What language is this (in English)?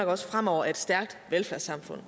Danish